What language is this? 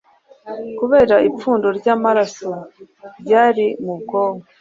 Kinyarwanda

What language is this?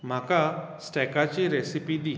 Konkani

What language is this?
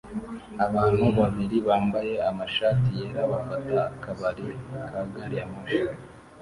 Kinyarwanda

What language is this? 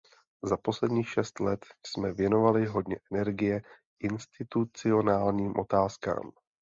Czech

